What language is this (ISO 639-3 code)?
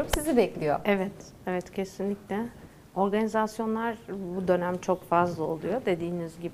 tur